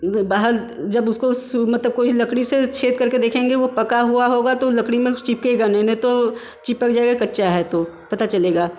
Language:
Hindi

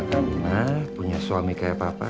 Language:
Indonesian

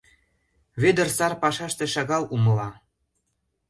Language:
Mari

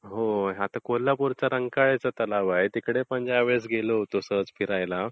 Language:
Marathi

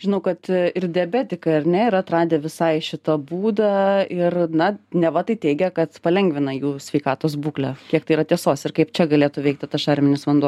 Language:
Lithuanian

